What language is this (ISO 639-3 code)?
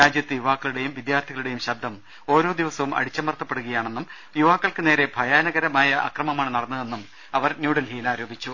mal